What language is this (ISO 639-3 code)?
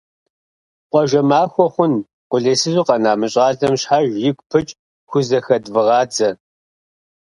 kbd